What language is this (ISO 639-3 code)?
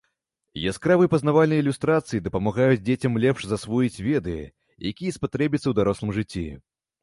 bel